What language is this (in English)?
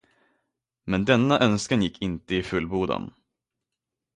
Swedish